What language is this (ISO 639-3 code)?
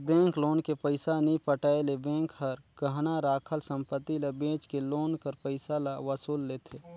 hne